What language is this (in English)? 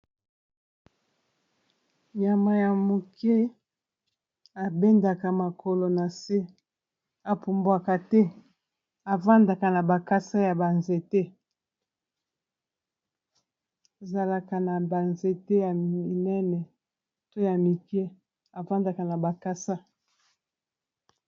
Lingala